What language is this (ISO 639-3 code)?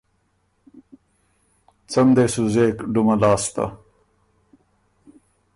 oru